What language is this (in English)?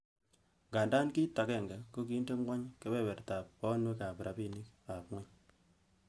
Kalenjin